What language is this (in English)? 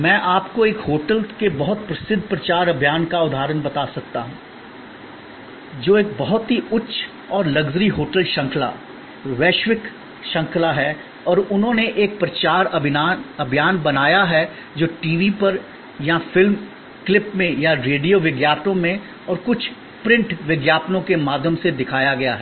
Hindi